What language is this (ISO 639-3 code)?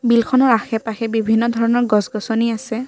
asm